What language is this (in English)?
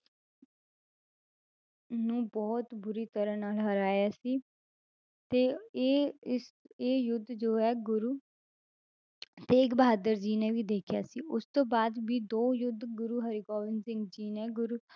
Punjabi